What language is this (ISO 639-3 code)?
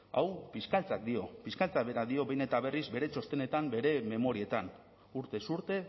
eus